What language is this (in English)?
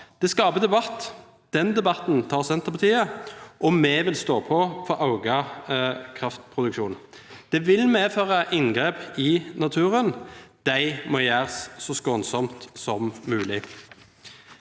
Norwegian